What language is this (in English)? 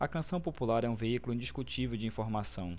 Portuguese